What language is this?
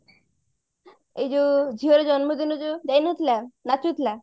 Odia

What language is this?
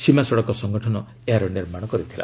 Odia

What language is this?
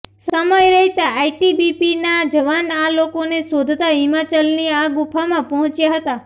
Gujarati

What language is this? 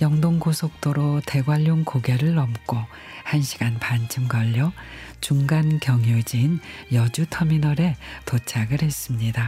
Korean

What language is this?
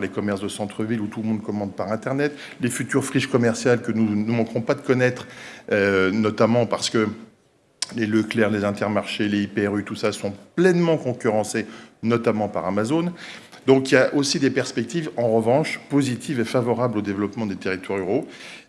French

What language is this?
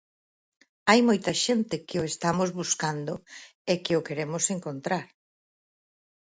Galician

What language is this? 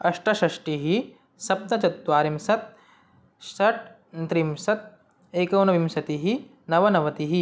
Sanskrit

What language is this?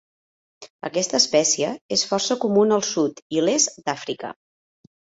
Catalan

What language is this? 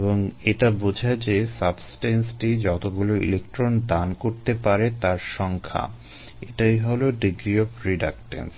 Bangla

